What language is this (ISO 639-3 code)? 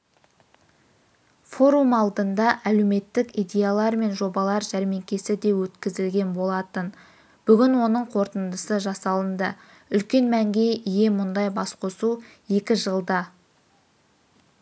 kaz